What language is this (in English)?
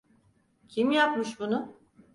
Turkish